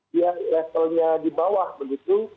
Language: Indonesian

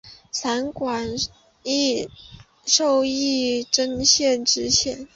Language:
Chinese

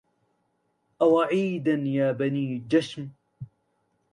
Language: Arabic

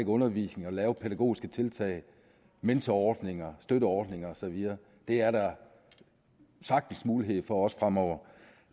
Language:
Danish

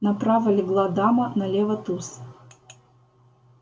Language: Russian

